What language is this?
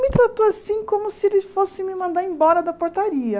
Portuguese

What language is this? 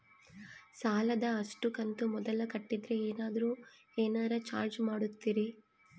Kannada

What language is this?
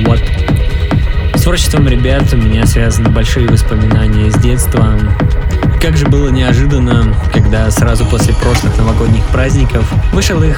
Russian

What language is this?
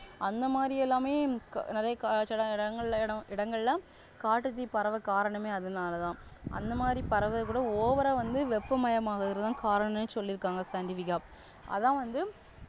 Tamil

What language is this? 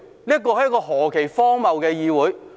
Cantonese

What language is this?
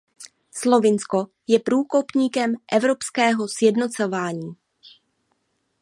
Czech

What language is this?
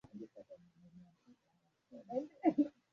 Swahili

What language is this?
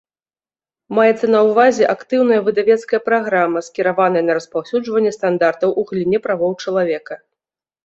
Belarusian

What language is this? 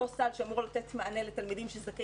Hebrew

